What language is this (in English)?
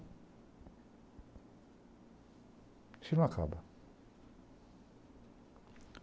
Portuguese